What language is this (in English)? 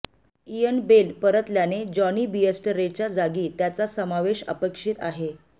Marathi